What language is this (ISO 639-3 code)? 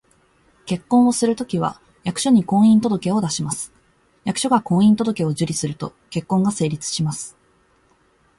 jpn